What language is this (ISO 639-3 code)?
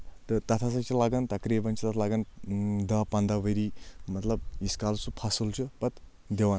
kas